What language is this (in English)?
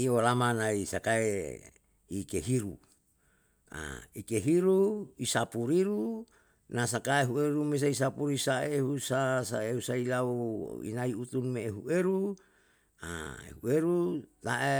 Yalahatan